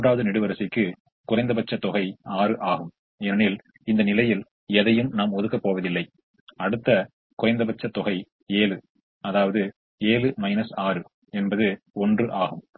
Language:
Tamil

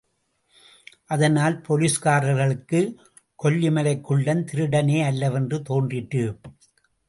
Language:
Tamil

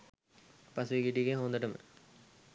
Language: Sinhala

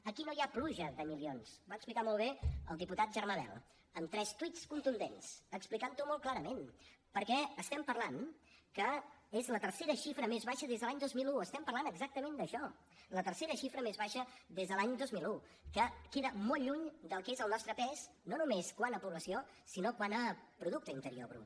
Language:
Catalan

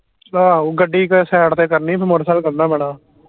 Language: Punjabi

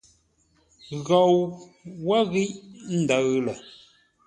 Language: Ngombale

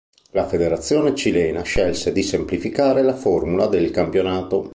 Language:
Italian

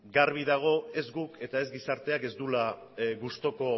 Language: Basque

